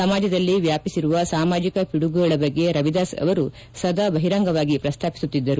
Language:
Kannada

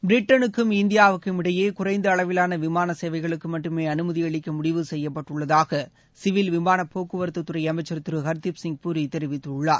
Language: Tamil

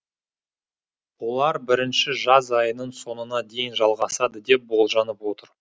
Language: Kazakh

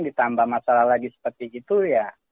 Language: Indonesian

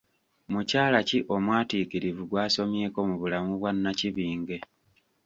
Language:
Ganda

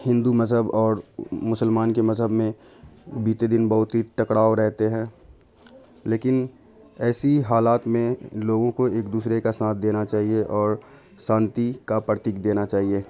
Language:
Urdu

